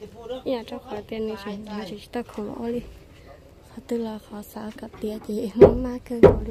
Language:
Thai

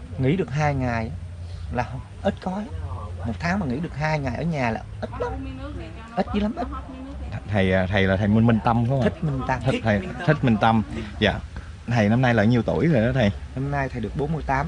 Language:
Vietnamese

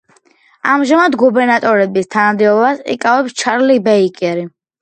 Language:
Georgian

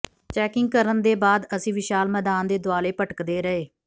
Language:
Punjabi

